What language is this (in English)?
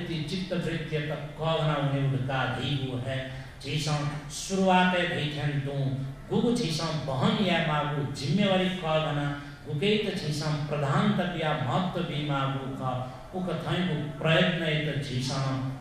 Hindi